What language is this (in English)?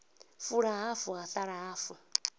Venda